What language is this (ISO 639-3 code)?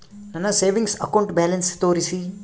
kan